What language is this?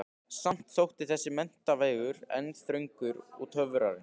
Icelandic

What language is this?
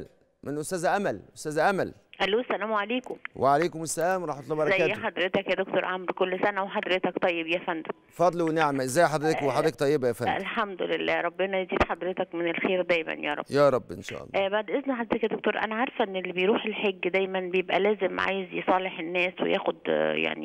Arabic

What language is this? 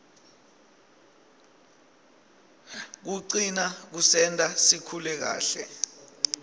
Swati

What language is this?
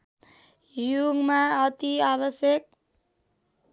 Nepali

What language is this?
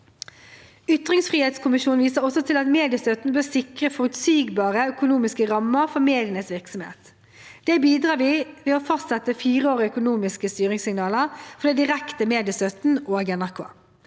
Norwegian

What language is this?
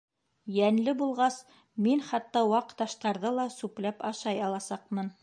Bashkir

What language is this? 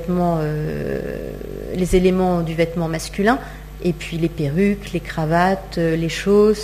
French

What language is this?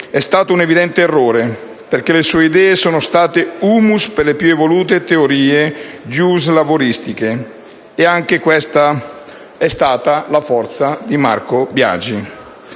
Italian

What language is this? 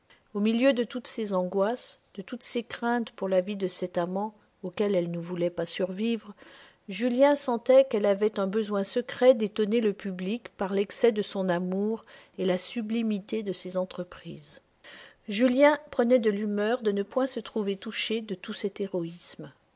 French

